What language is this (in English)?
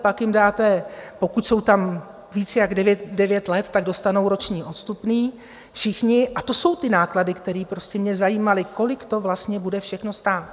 Czech